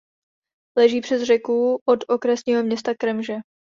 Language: Czech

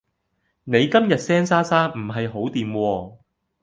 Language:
Cantonese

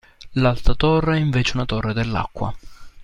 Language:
Italian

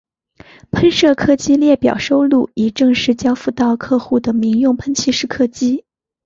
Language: Chinese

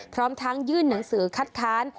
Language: Thai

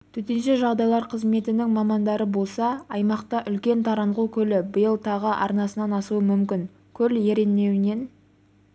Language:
Kazakh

